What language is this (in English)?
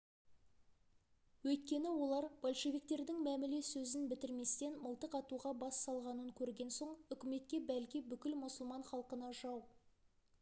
Kazakh